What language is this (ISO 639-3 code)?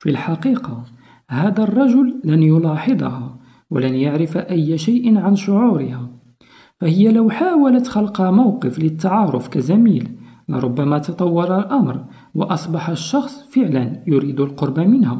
ara